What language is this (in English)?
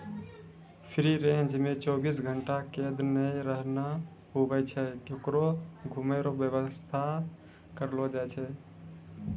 Maithili